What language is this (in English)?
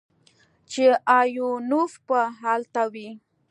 Pashto